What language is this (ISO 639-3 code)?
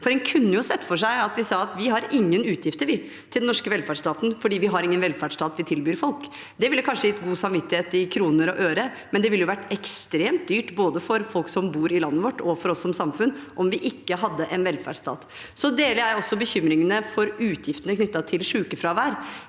nor